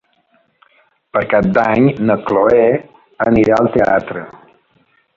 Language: Catalan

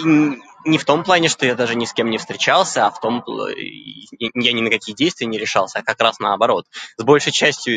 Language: Russian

